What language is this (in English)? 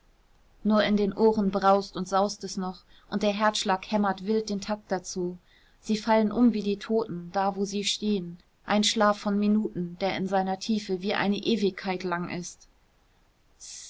German